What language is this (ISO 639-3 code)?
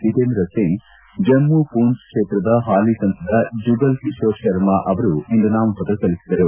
kan